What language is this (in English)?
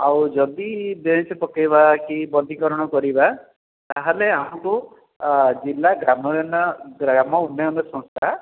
Odia